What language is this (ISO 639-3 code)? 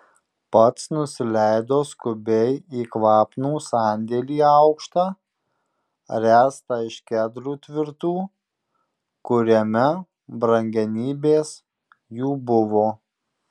lit